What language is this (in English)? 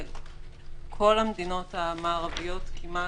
Hebrew